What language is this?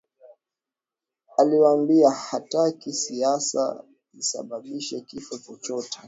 Swahili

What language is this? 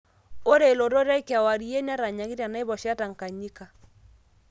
Masai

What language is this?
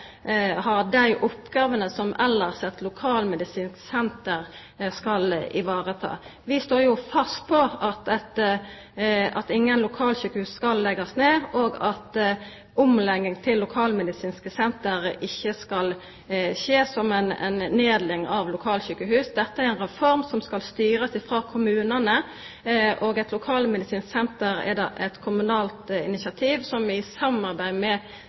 Norwegian Nynorsk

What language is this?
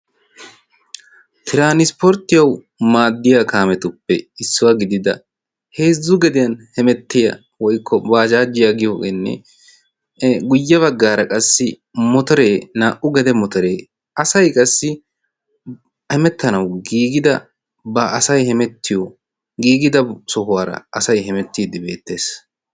Wolaytta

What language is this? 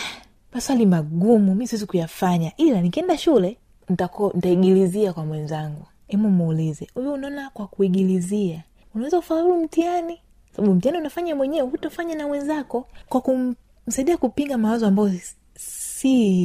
Swahili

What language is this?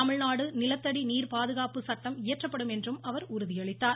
Tamil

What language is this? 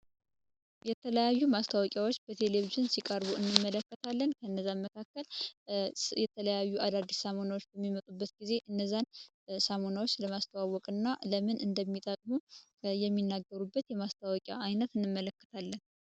Amharic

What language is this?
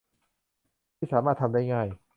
Thai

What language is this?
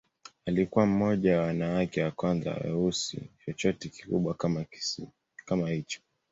Swahili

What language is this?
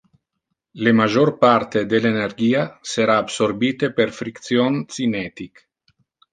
Interlingua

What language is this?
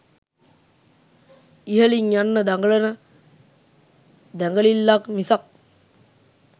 Sinhala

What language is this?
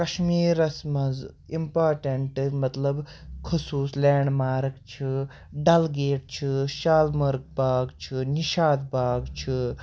Kashmiri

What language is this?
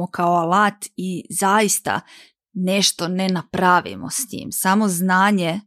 Croatian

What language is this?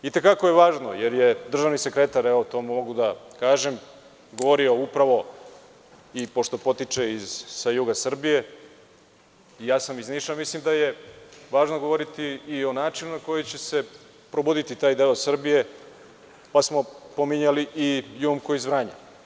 Serbian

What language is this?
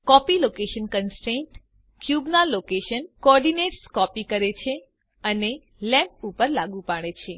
Gujarati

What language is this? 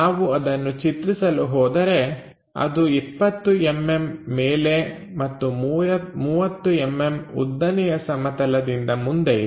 Kannada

